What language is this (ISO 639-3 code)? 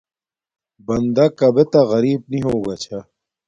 dmk